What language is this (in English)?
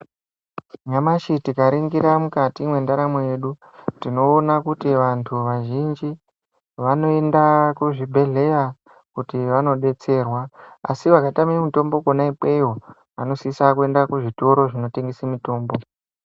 Ndau